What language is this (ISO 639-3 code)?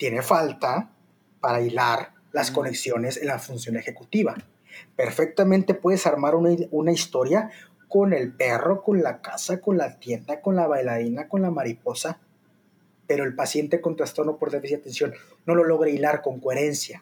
spa